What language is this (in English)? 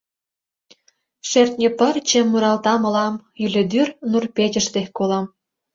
Mari